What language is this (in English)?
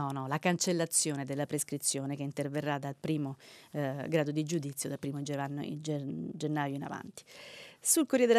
Italian